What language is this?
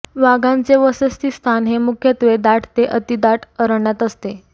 Marathi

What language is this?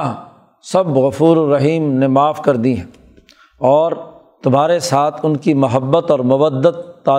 Urdu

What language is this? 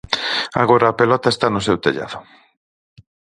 Galician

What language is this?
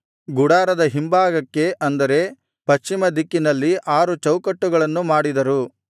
Kannada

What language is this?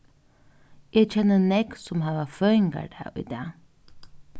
Faroese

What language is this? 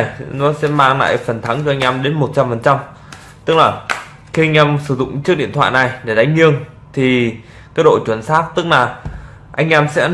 Vietnamese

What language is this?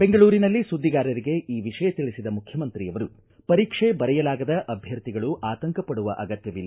Kannada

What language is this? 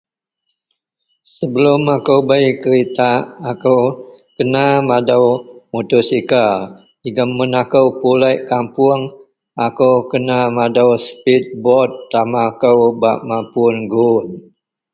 Central Melanau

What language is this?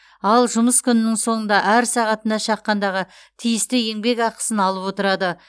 Kazakh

